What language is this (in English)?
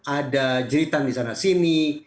Indonesian